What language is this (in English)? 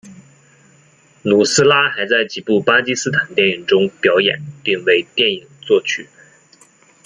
Chinese